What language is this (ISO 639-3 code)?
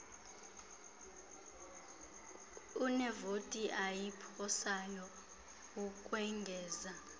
xho